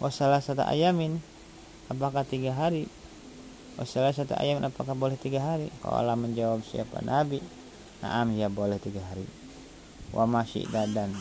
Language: Indonesian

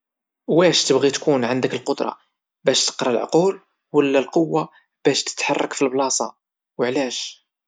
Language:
Moroccan Arabic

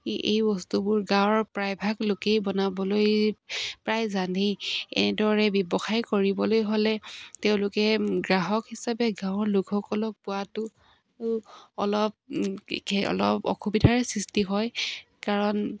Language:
Assamese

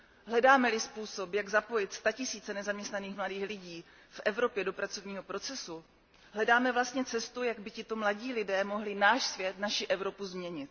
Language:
Czech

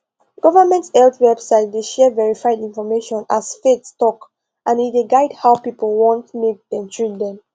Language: Nigerian Pidgin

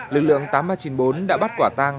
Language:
Vietnamese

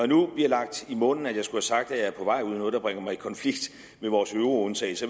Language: Danish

